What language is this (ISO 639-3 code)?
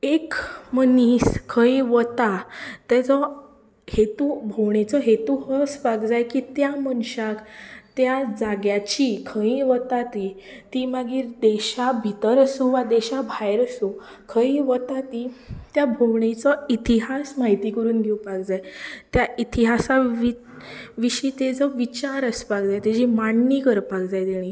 kok